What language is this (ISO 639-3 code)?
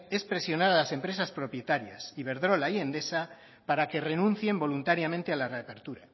spa